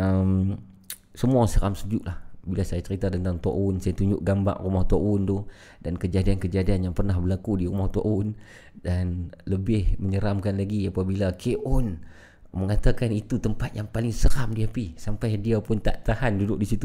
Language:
Malay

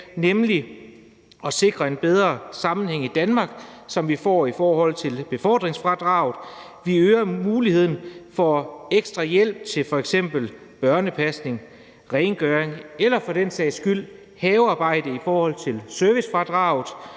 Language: Danish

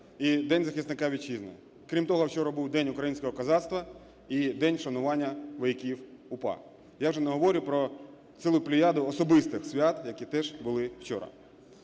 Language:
Ukrainian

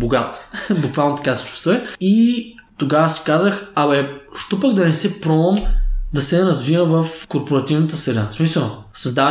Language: Bulgarian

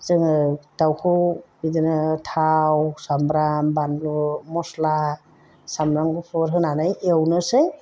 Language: Bodo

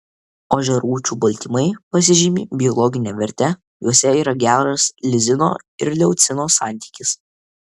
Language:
Lithuanian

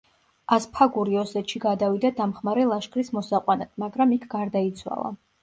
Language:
Georgian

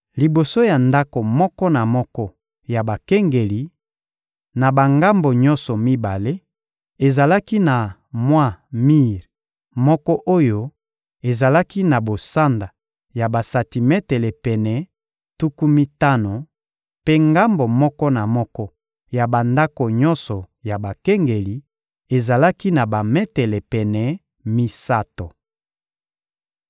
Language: Lingala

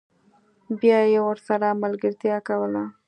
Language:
Pashto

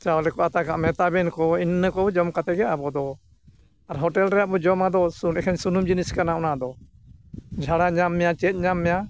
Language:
Santali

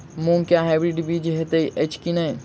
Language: Maithili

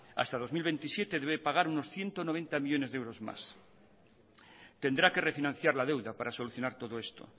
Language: Spanish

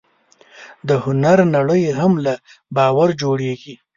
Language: Pashto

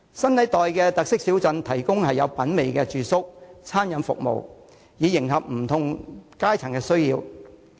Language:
Cantonese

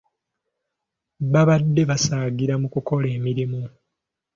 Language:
Ganda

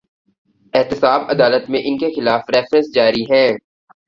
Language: Urdu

